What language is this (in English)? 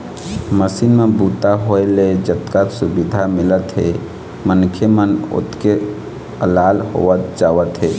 Chhattisgarhi